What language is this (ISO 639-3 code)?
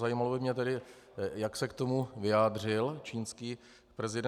ces